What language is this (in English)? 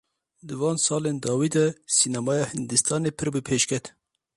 Kurdish